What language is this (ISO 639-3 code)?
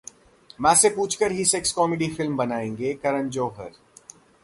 hin